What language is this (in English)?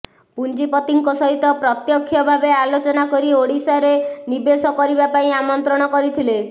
Odia